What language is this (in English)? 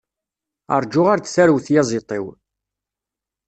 Kabyle